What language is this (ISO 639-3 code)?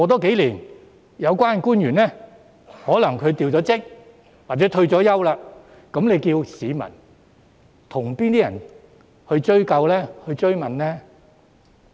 yue